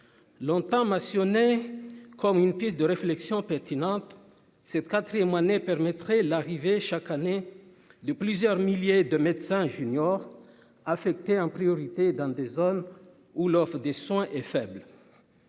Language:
French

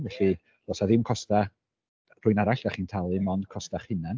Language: Welsh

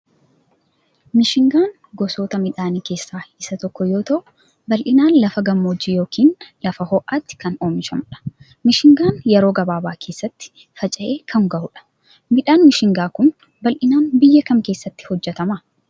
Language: Oromo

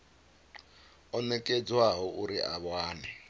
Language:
Venda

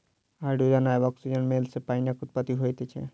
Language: Maithili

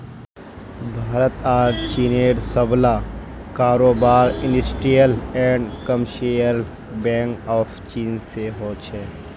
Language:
Magahi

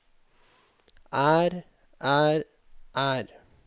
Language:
Norwegian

